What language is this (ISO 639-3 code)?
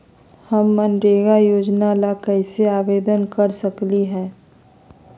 mag